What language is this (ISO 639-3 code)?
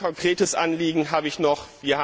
deu